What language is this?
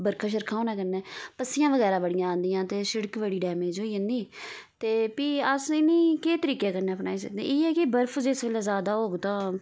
Dogri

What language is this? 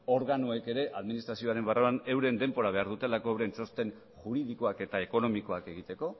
Basque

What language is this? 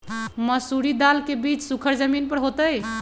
Magahi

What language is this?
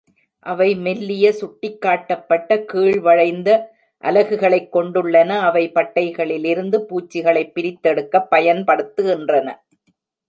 Tamil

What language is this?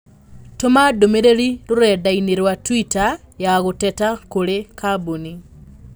Kikuyu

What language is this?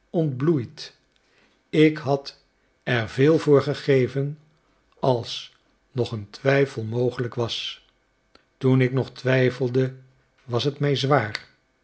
Dutch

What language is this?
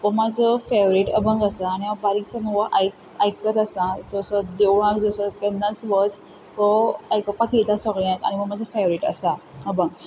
Konkani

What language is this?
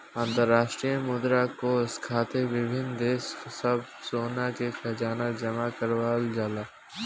Bhojpuri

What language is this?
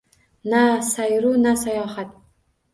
Uzbek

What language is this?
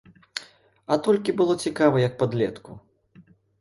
Belarusian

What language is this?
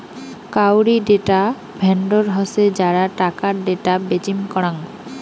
Bangla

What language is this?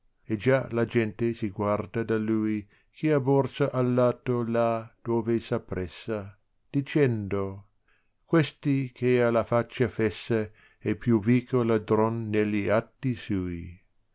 Italian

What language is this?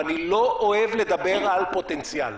Hebrew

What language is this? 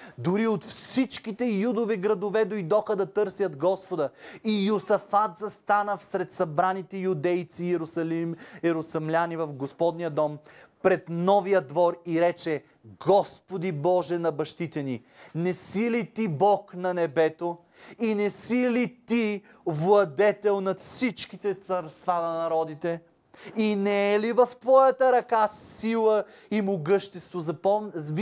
Bulgarian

